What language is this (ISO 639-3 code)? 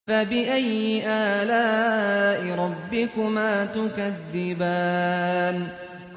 ara